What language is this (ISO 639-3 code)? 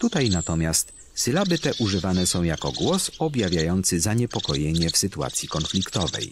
pol